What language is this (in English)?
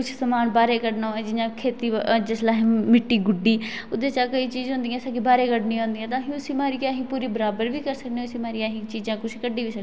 Dogri